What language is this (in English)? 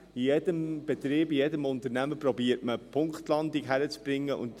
Swiss German